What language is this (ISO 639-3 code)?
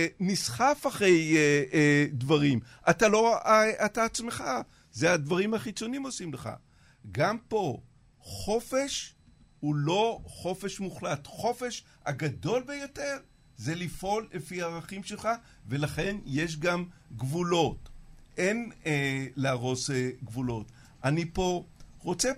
heb